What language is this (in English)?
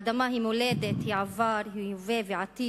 Hebrew